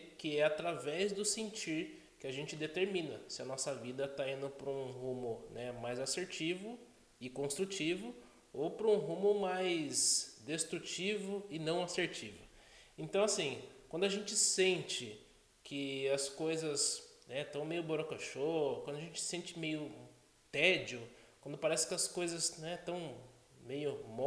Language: Portuguese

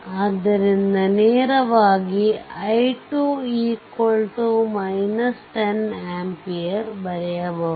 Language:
Kannada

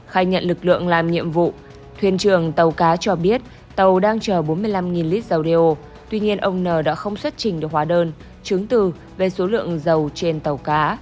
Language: Vietnamese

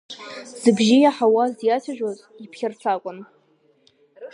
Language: Abkhazian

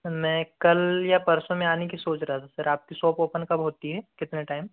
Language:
Hindi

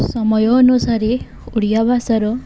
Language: Odia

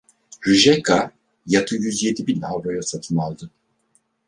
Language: Turkish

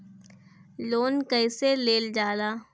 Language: Bhojpuri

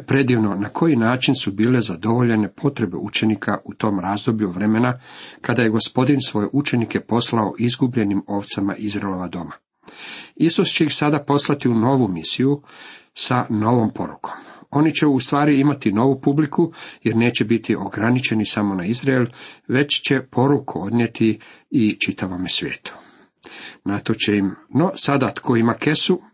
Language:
Croatian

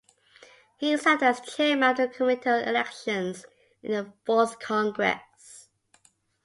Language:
English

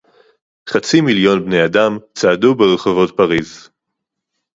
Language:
Hebrew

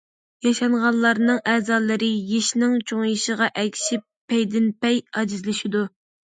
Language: Uyghur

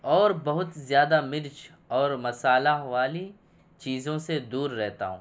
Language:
Urdu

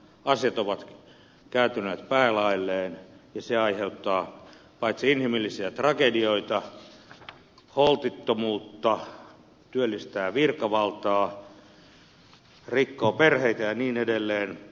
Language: Finnish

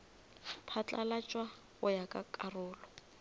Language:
Northern Sotho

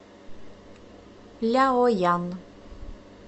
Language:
Russian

